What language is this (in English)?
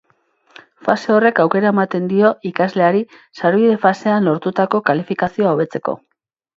Basque